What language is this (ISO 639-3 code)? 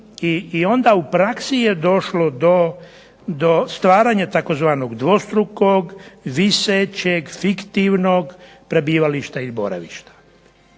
hrv